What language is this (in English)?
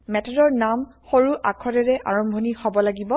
Assamese